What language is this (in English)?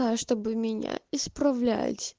Russian